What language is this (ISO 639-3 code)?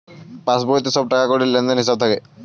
ben